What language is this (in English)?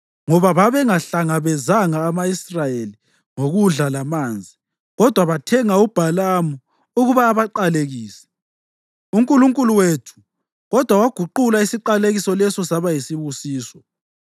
North Ndebele